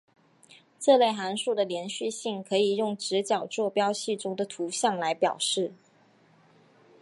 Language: Chinese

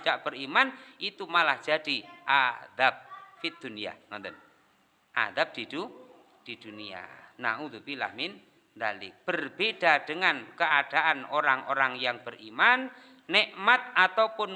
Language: Indonesian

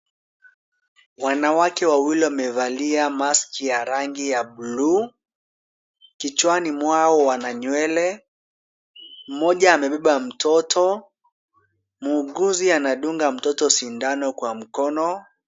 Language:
Swahili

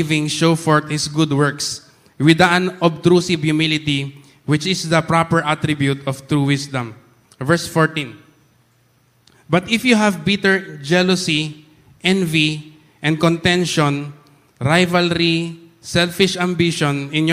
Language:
Filipino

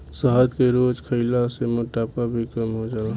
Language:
Bhojpuri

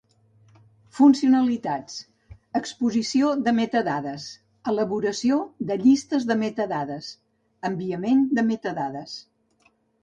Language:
Catalan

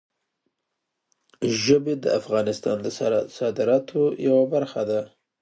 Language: Pashto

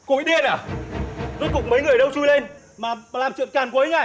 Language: Vietnamese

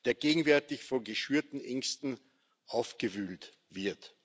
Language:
German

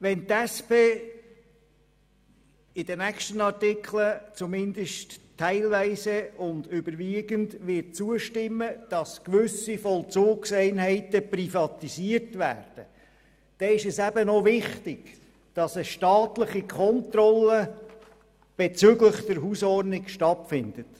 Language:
Swiss German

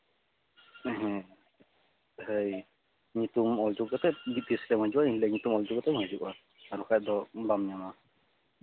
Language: Santali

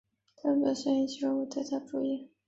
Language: Chinese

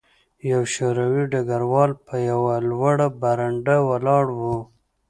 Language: Pashto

